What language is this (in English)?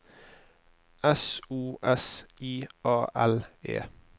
Norwegian